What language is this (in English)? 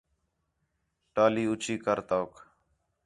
Khetrani